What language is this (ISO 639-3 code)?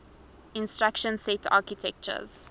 eng